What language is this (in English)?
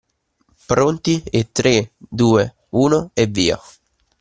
Italian